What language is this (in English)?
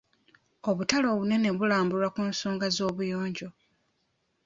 Ganda